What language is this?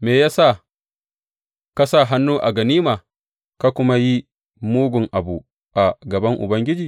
Hausa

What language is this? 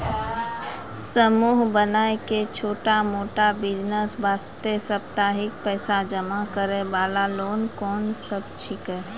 Maithili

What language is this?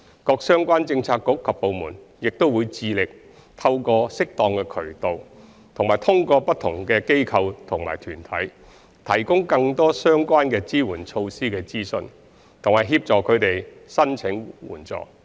Cantonese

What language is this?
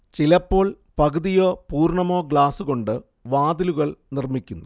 Malayalam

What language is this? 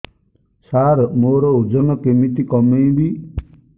Odia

